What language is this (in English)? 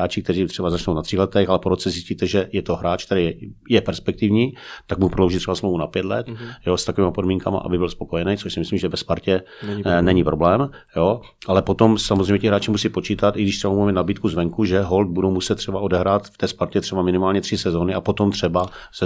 Czech